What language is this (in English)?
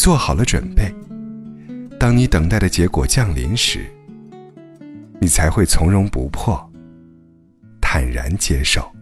Chinese